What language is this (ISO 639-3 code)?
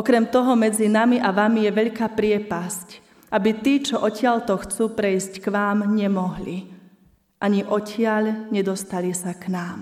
slk